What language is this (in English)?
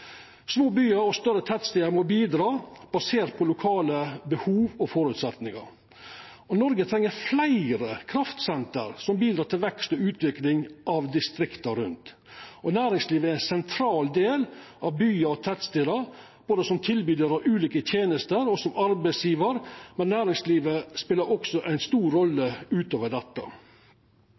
Norwegian Nynorsk